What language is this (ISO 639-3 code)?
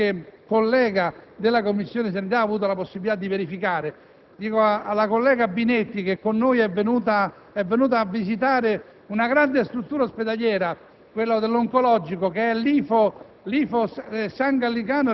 ita